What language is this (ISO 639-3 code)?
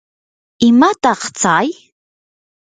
qur